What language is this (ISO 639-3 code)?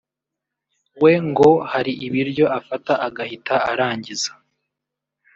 kin